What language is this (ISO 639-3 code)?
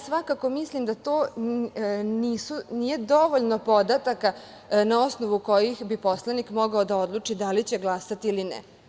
srp